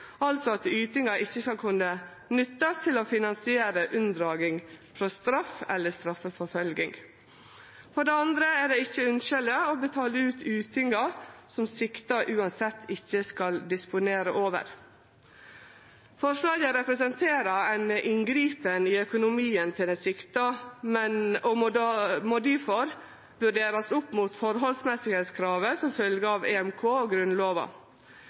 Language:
Norwegian Nynorsk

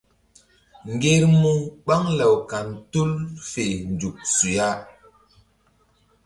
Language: Mbum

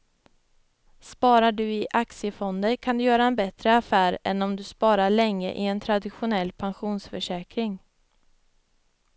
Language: Swedish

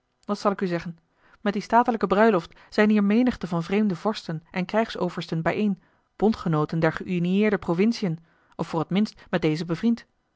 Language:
Dutch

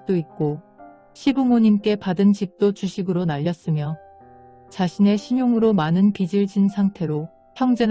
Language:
Korean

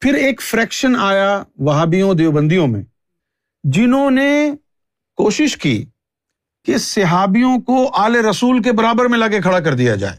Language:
Urdu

